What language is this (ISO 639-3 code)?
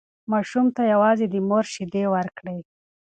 pus